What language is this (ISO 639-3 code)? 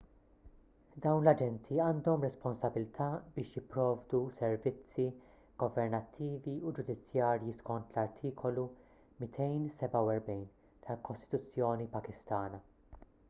mlt